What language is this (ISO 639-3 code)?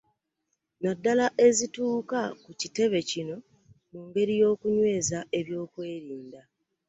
lug